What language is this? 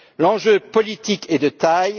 French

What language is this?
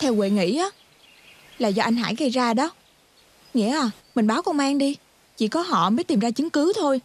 Vietnamese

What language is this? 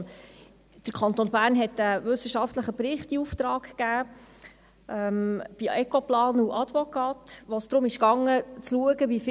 Swiss German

